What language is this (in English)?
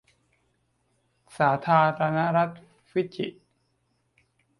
Thai